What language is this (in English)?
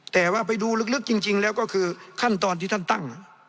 Thai